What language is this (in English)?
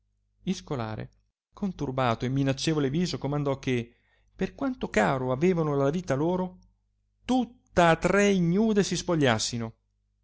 Italian